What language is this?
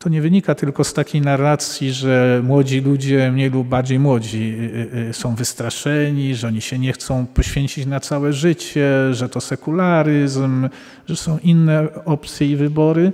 Polish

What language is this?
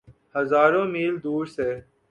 Urdu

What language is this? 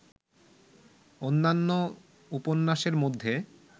Bangla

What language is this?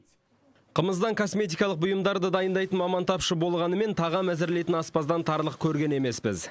Kazakh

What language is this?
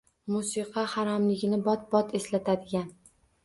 Uzbek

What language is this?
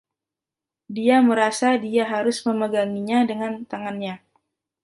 Indonesian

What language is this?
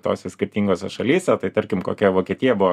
Lithuanian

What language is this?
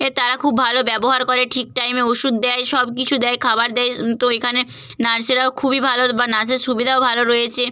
Bangla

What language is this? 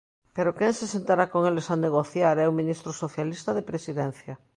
Galician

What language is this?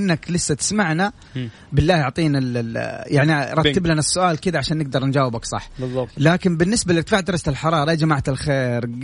Arabic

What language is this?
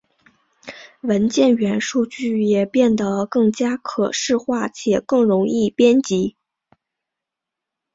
Chinese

